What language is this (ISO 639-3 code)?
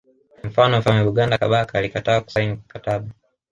swa